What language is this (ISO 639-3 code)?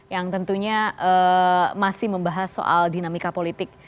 ind